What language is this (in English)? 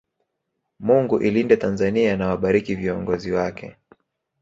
Swahili